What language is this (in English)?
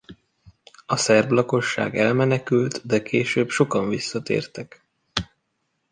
Hungarian